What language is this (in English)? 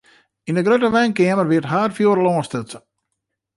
Western Frisian